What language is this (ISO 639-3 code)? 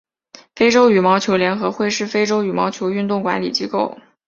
zho